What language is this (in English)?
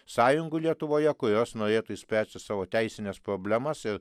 Lithuanian